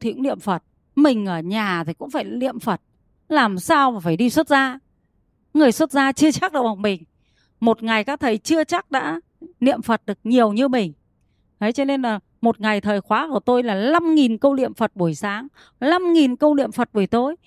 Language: Vietnamese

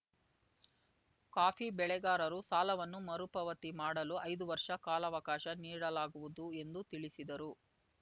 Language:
Kannada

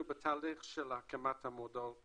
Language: Hebrew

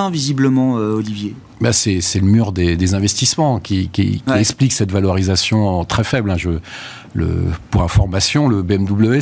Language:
French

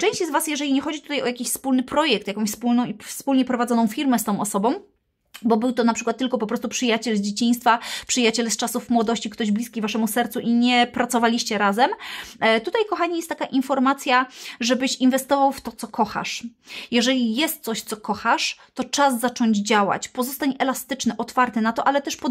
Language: Polish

